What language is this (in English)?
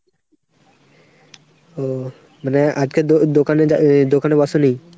Bangla